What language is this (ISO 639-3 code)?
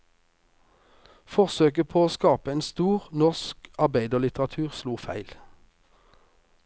nor